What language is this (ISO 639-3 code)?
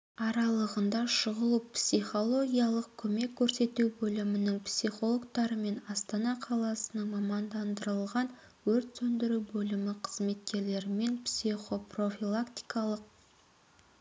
kaz